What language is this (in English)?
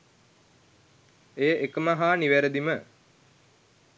Sinhala